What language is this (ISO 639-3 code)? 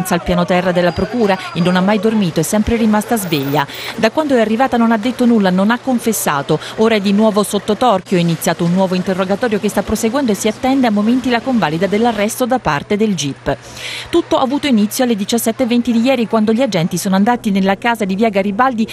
ita